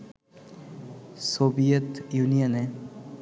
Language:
Bangla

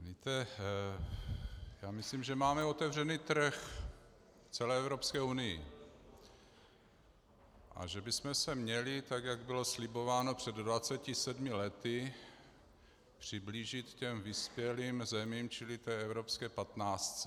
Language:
Czech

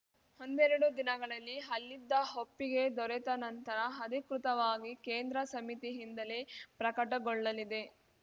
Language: Kannada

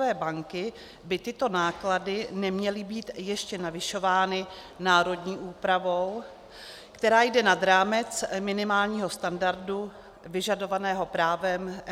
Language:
Czech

